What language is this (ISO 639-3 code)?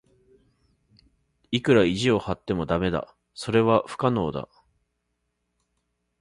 jpn